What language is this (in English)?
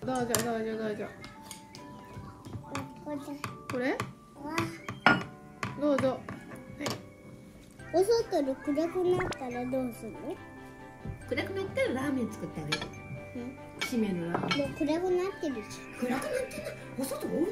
Japanese